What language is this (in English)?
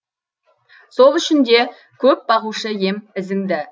Kazakh